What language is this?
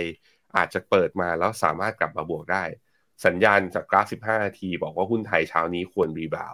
Thai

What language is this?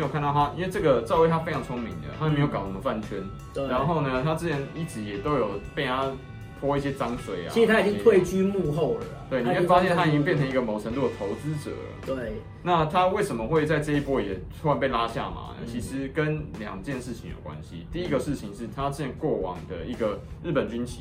Chinese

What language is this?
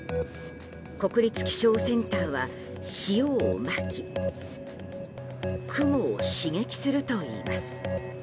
Japanese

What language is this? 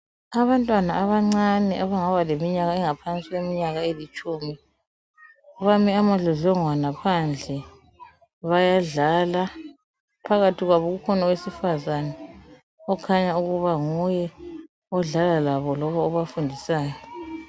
North Ndebele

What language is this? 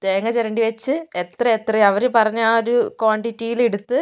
Malayalam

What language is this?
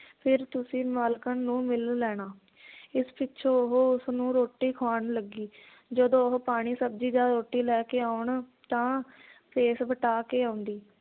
Punjabi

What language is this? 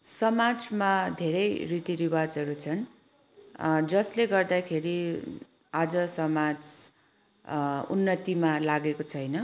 Nepali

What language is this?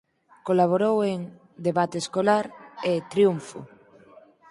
Galician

